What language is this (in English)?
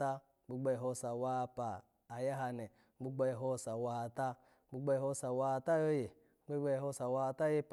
Alago